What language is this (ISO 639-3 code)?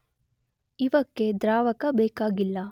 kan